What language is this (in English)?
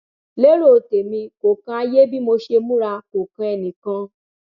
Yoruba